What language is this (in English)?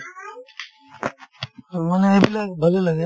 Assamese